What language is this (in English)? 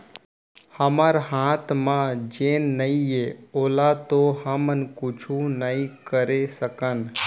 Chhattisgarhi